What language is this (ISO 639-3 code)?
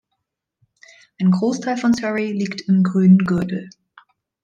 deu